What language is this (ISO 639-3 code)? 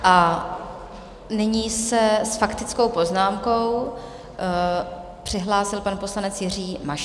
ces